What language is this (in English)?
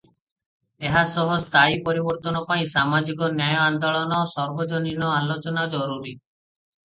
Odia